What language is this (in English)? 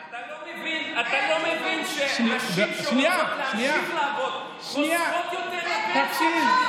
Hebrew